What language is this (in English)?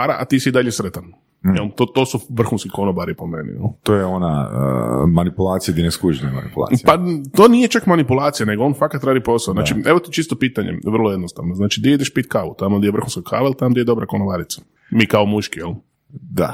Croatian